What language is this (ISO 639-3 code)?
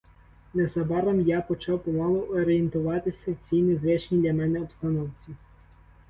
ukr